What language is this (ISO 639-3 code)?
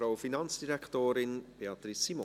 gsw